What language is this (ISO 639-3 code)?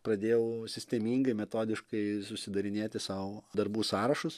lit